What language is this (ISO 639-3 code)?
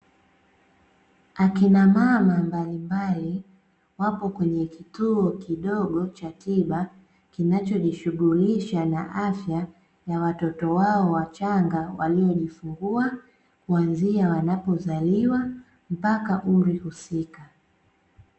swa